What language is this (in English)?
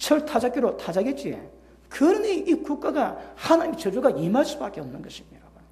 Korean